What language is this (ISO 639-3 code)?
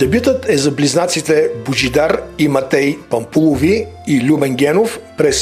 bul